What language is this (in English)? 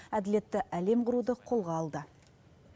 Kazakh